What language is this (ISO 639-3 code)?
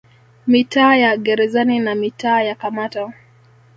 swa